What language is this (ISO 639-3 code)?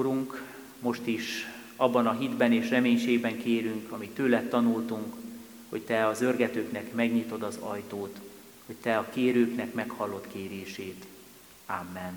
hun